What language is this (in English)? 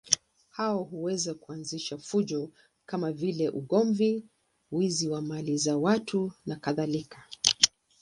Swahili